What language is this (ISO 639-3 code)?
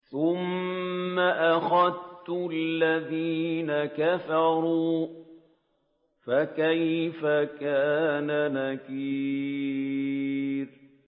ara